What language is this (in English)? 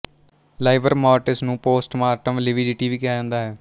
Punjabi